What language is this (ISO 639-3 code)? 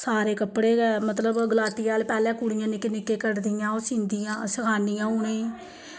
doi